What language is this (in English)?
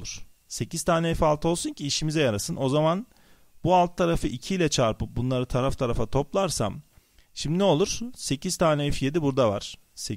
Turkish